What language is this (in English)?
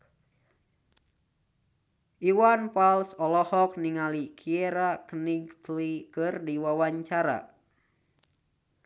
Sundanese